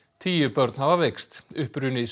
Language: Icelandic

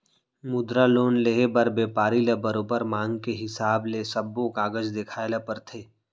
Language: Chhattisgarhi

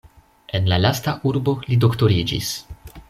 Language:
Esperanto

